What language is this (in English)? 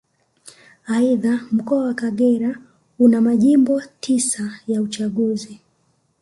Swahili